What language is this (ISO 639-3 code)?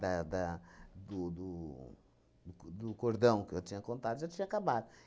por